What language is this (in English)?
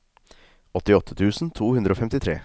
Norwegian